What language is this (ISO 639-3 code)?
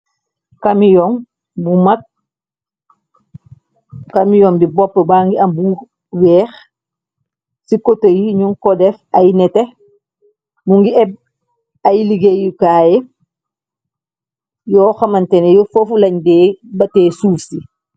wol